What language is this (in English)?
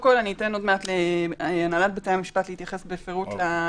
Hebrew